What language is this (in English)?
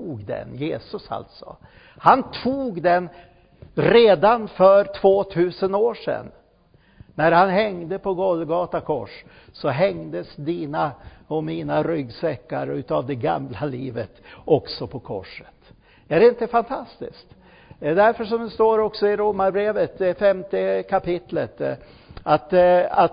Swedish